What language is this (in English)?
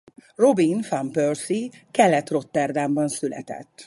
Hungarian